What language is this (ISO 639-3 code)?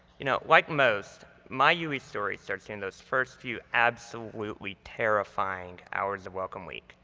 eng